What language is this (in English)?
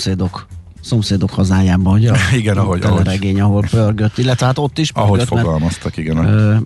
Hungarian